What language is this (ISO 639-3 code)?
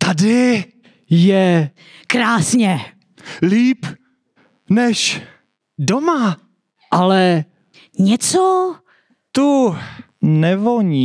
ces